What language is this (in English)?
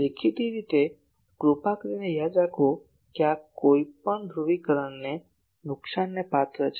Gujarati